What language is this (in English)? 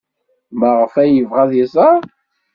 Kabyle